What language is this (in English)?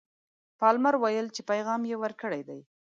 Pashto